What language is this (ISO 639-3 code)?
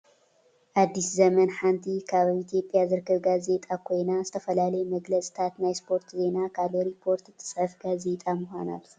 tir